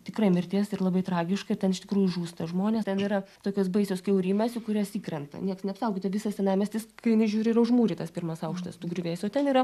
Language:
Lithuanian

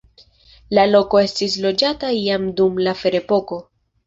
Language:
Esperanto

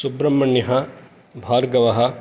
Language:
Sanskrit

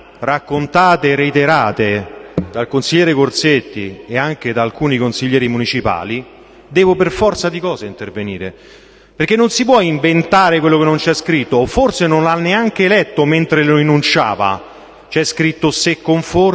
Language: Italian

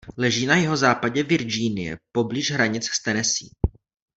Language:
Czech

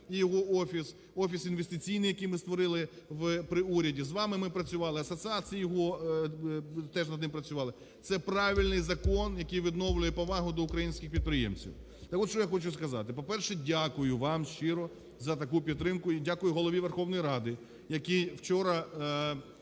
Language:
Ukrainian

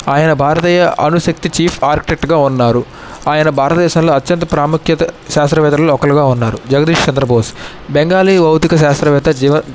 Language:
Telugu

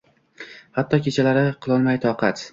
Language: Uzbek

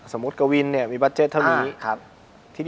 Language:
Thai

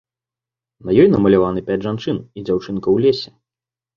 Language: Belarusian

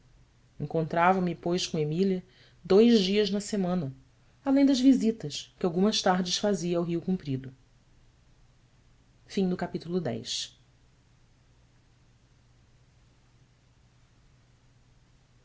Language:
Portuguese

